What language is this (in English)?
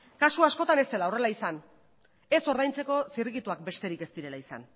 Basque